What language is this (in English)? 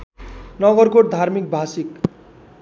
Nepali